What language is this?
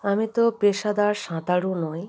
Bangla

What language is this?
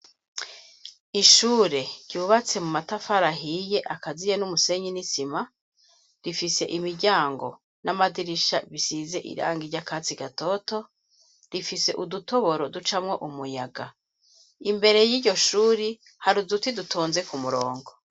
Rundi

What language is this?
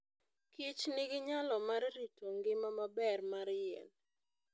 Luo (Kenya and Tanzania)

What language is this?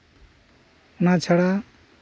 Santali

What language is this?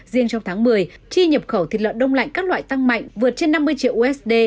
Vietnamese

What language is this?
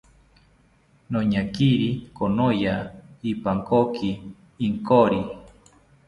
South Ucayali Ashéninka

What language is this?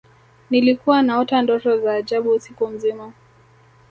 Swahili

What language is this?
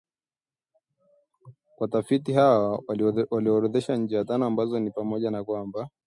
Swahili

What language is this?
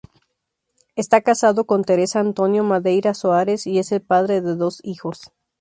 Spanish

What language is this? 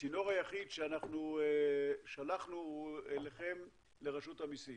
Hebrew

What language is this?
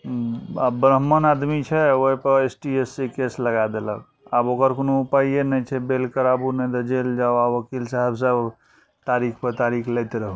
Maithili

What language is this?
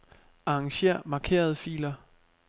Danish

